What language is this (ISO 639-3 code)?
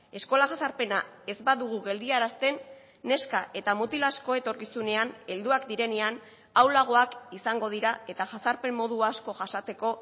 eus